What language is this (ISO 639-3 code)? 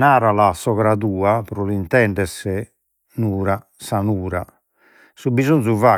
srd